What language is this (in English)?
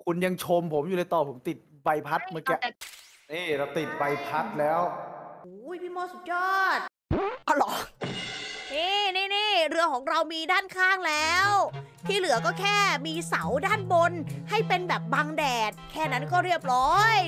Thai